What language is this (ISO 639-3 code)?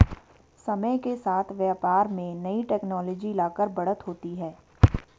hin